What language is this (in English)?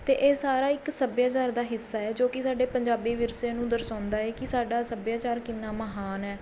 Punjabi